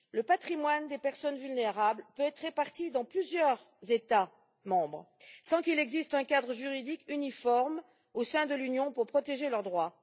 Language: French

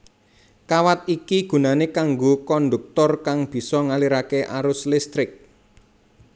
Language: Javanese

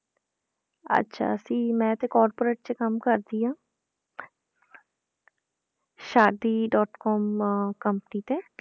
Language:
Punjabi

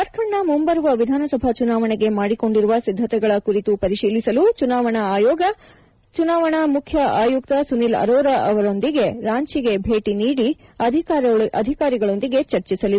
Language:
Kannada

